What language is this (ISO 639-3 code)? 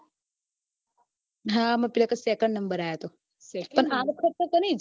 guj